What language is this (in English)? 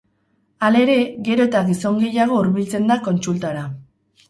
Basque